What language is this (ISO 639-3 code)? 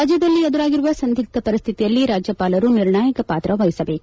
kan